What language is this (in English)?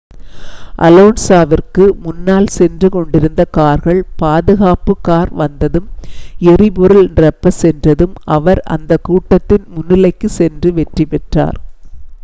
Tamil